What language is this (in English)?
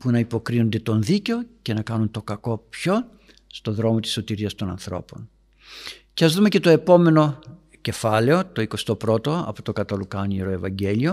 Greek